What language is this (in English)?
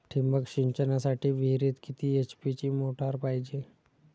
Marathi